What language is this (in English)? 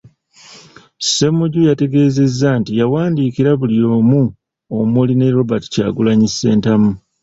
Ganda